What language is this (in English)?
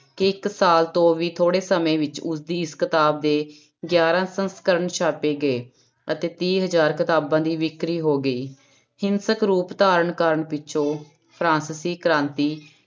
Punjabi